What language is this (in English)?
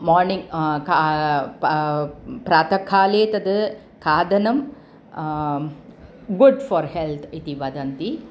Sanskrit